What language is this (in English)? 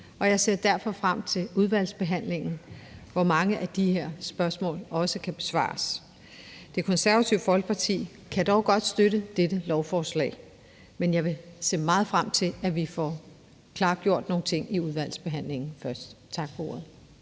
Danish